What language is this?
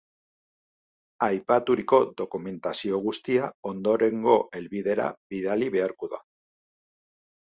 Basque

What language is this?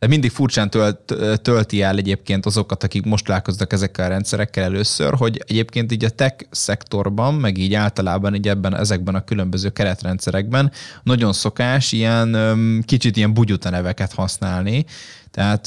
Hungarian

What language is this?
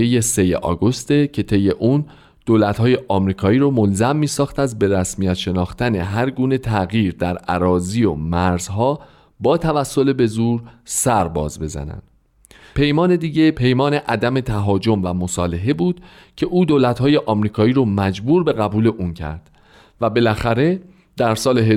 Persian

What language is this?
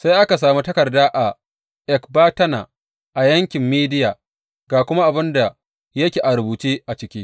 Hausa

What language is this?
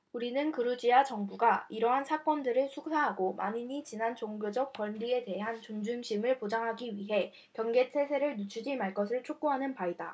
Korean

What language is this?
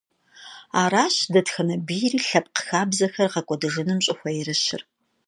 Kabardian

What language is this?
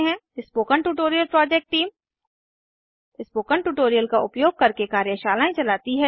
Hindi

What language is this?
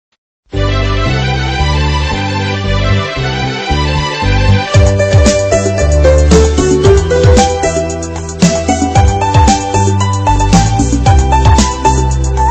Hindi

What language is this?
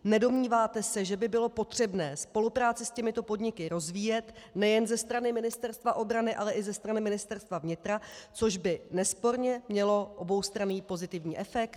Czech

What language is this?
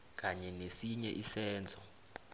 South Ndebele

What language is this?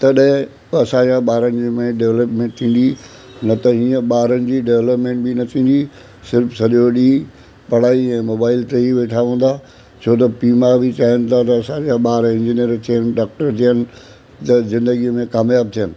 Sindhi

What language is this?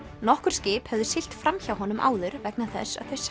Icelandic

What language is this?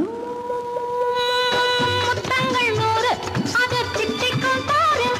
Hindi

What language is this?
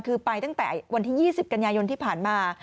Thai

